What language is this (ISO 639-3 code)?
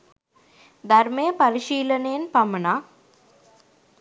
sin